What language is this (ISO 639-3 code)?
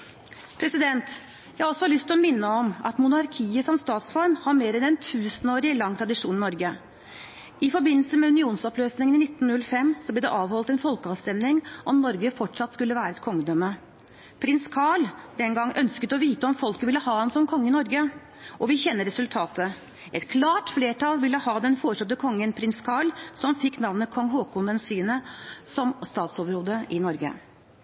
nob